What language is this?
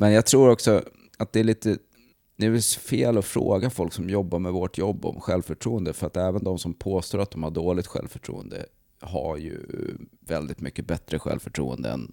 Swedish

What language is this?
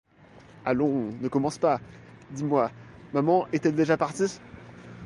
French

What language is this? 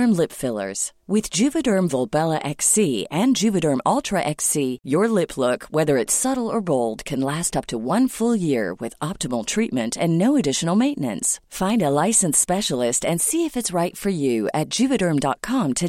Filipino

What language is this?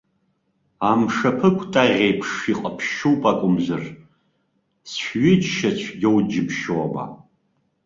Abkhazian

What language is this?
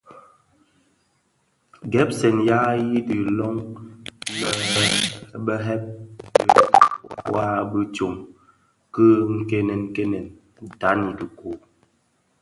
Bafia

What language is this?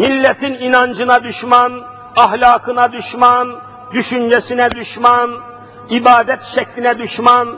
Turkish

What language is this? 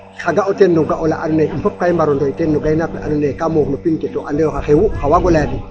Serer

